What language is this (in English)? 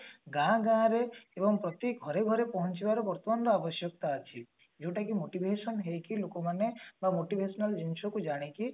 Odia